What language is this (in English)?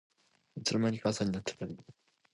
Japanese